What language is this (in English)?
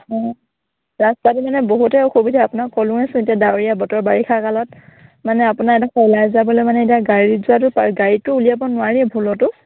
Assamese